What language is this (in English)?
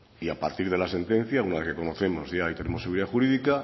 Spanish